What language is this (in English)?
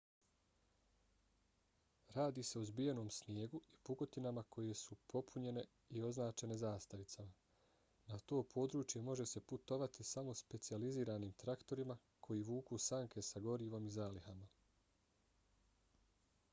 Bosnian